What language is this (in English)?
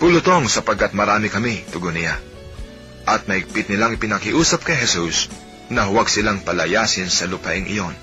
Filipino